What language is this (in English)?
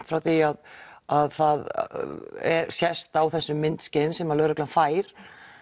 Icelandic